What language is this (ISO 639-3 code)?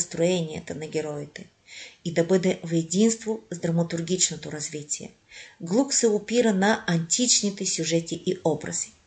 bul